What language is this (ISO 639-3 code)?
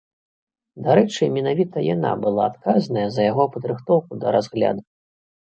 bel